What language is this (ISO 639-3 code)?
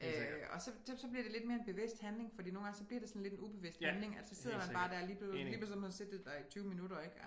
dan